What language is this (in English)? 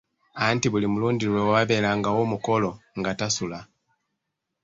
Ganda